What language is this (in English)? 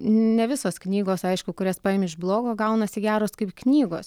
Lithuanian